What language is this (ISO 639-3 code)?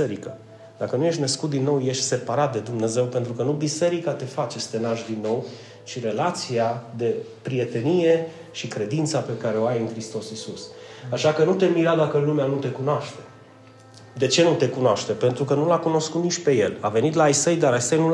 ron